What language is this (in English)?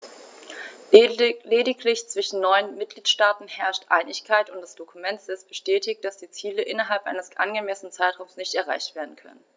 German